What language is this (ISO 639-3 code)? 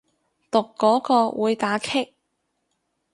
yue